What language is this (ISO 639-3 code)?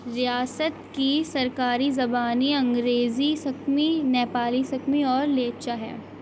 urd